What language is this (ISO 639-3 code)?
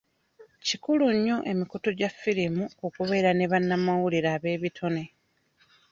lug